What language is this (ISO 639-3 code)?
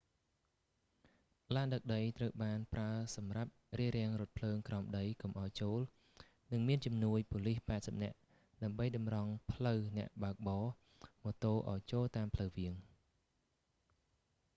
khm